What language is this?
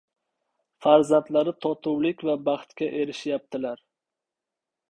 Uzbek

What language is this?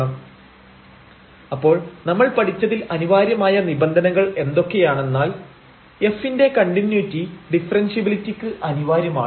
Malayalam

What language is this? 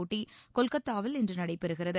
Tamil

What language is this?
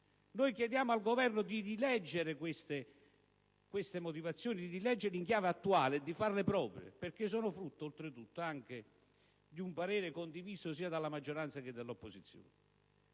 Italian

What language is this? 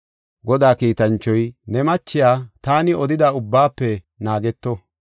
Gofa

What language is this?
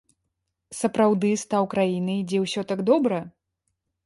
Belarusian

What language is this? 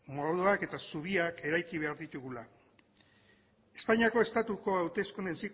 Basque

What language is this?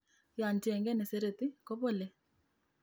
Kalenjin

